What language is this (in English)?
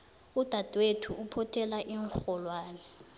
South Ndebele